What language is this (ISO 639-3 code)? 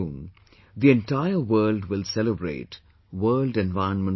eng